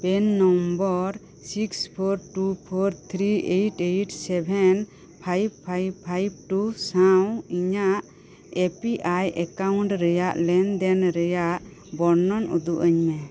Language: Santali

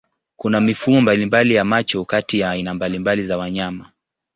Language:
Swahili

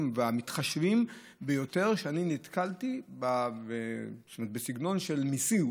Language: Hebrew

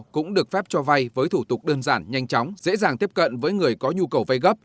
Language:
Vietnamese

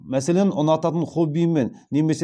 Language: Kazakh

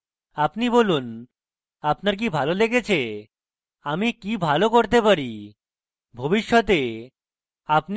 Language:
Bangla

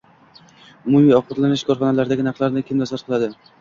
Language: Uzbek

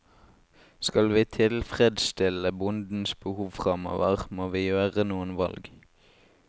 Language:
Norwegian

